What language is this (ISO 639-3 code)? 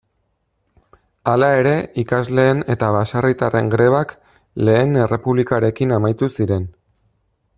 eus